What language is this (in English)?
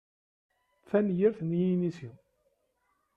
Kabyle